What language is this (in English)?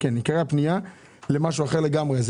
Hebrew